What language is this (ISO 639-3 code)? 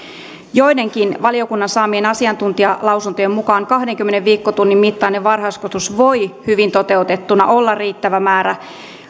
fin